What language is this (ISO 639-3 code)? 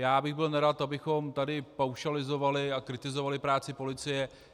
ces